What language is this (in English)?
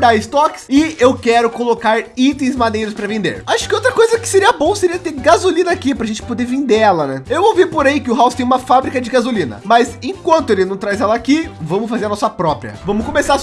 Portuguese